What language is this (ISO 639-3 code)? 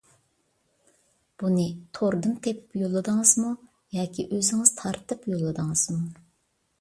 uig